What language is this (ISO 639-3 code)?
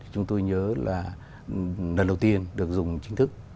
vie